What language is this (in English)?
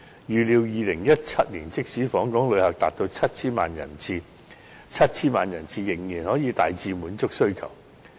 Cantonese